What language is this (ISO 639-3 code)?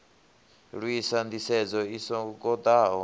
ven